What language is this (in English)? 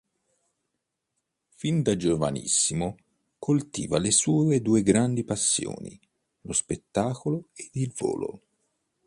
Italian